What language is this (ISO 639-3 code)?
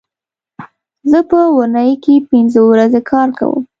pus